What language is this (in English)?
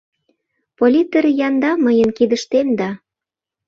Mari